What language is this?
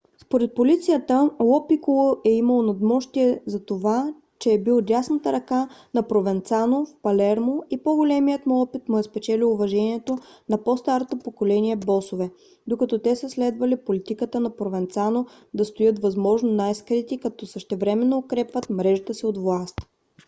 Bulgarian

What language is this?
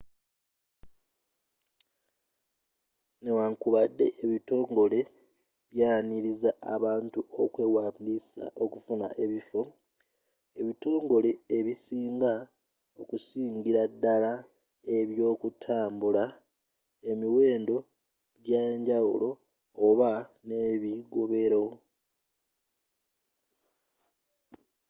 Ganda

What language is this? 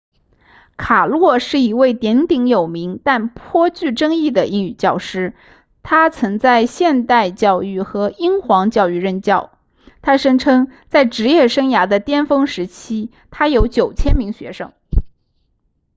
Chinese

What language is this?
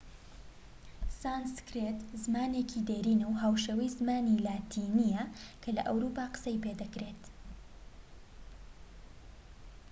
Central Kurdish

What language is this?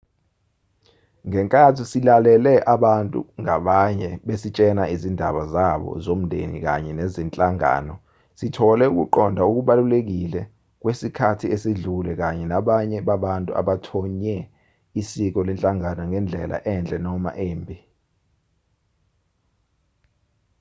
Zulu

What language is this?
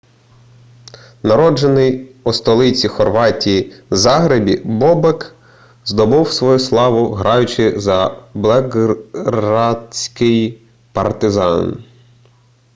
Ukrainian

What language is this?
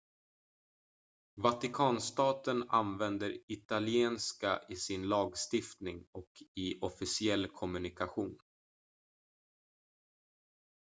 Swedish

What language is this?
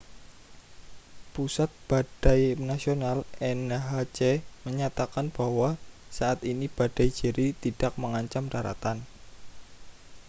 Indonesian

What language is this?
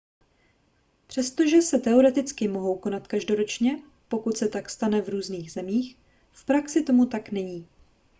Czech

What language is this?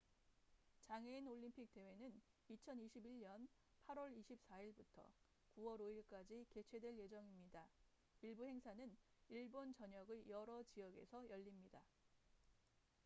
Korean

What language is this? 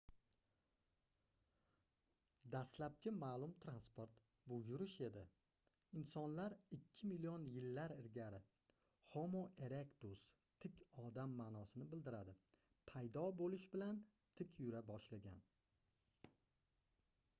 Uzbek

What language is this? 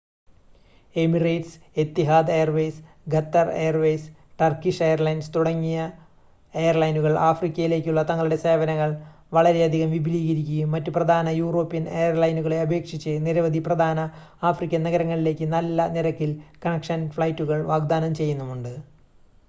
Malayalam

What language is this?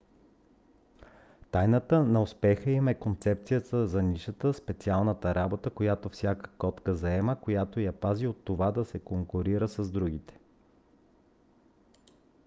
Bulgarian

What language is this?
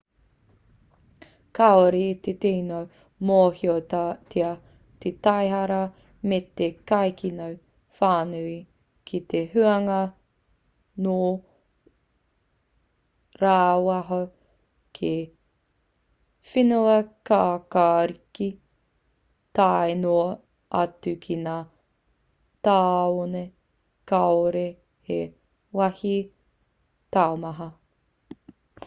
Māori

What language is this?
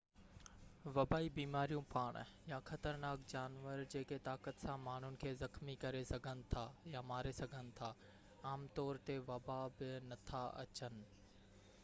Sindhi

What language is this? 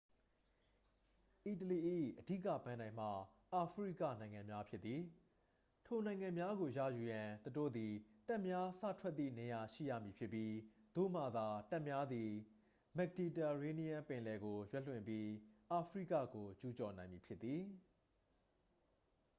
Burmese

